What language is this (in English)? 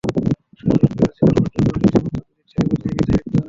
Bangla